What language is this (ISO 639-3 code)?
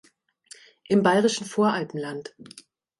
deu